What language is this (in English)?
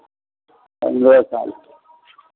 Maithili